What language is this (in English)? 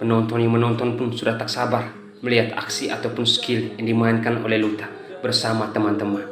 Indonesian